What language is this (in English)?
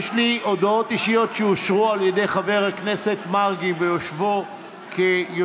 Hebrew